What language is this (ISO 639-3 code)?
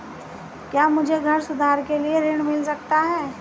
hin